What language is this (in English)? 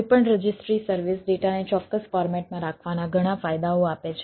Gujarati